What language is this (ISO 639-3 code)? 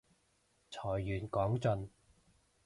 yue